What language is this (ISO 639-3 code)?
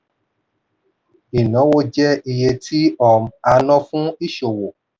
yor